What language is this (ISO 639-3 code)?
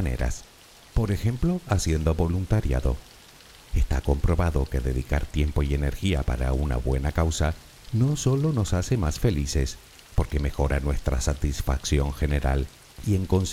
spa